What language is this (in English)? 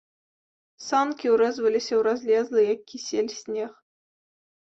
Belarusian